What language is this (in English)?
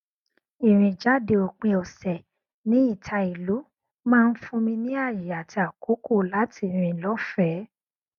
Yoruba